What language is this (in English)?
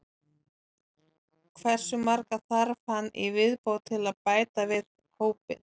Icelandic